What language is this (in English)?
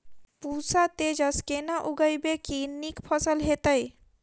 Maithili